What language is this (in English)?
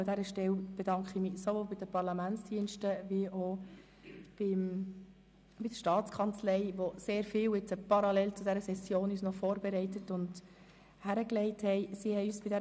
Swiss German